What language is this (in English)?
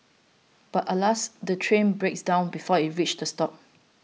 English